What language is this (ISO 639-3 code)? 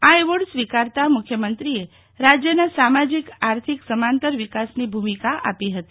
guj